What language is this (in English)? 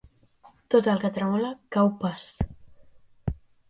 Catalan